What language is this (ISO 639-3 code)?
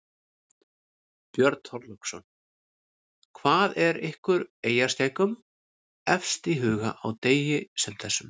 isl